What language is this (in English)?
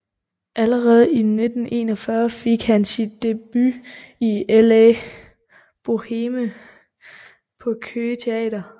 Danish